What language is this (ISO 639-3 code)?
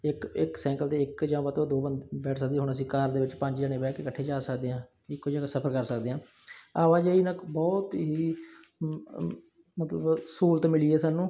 pan